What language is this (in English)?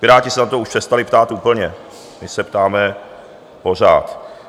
Czech